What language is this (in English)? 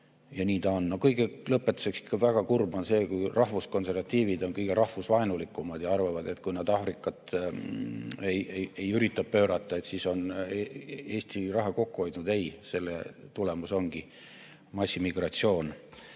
Estonian